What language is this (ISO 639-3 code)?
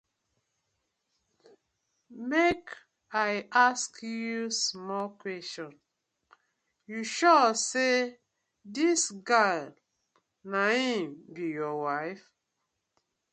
pcm